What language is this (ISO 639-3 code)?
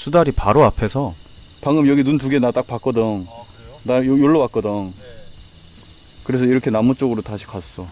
kor